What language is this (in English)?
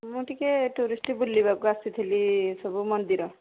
Odia